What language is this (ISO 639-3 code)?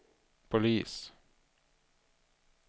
swe